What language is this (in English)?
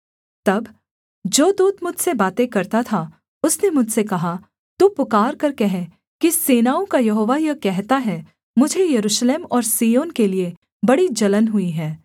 Hindi